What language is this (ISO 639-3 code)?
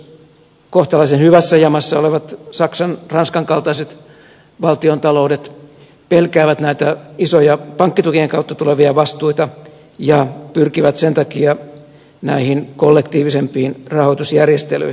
fin